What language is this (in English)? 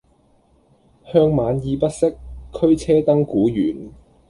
Cantonese